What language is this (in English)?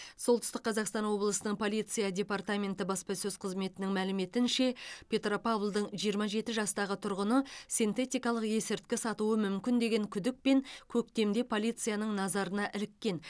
Kazakh